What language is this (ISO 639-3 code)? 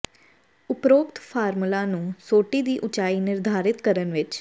pan